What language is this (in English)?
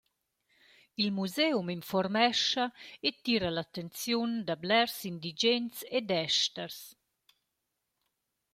Romansh